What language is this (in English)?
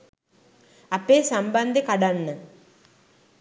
Sinhala